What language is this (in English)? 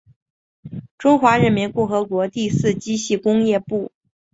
Chinese